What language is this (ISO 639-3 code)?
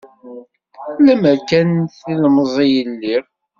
kab